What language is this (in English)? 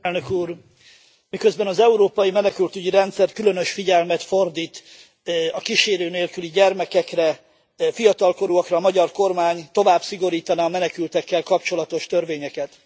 Hungarian